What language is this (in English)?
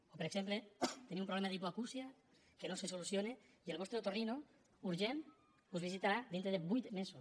Catalan